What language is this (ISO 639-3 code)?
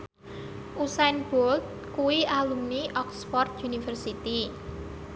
jav